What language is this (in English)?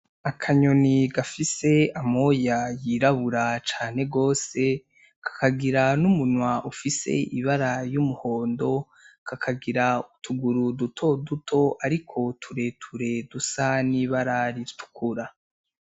Rundi